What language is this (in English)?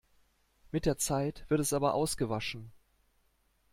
German